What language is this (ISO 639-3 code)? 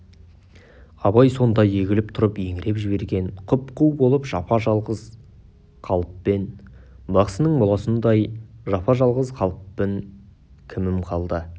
kaz